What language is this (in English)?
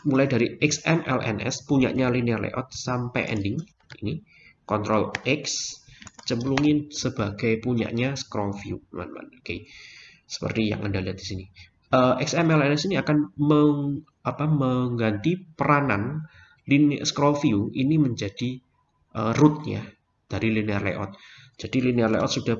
Indonesian